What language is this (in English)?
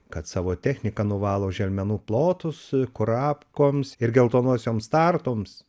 Lithuanian